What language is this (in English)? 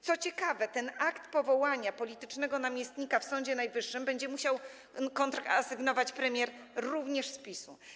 Polish